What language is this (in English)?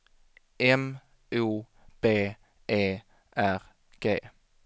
Swedish